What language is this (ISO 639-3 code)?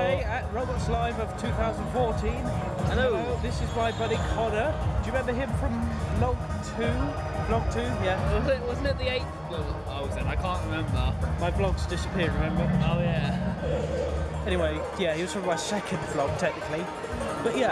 eng